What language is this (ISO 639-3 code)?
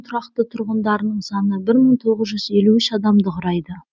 kaz